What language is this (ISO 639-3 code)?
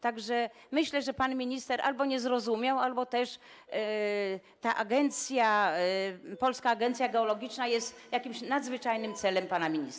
pol